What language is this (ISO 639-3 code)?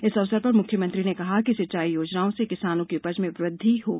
hin